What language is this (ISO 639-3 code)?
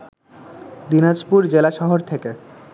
ben